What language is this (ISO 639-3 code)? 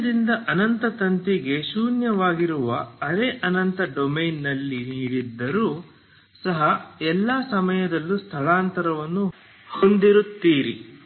kan